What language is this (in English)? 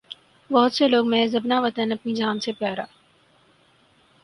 Urdu